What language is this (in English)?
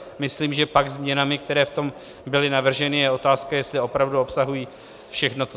Czech